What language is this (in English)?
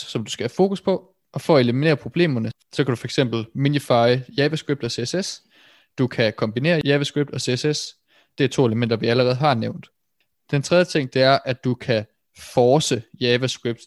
Danish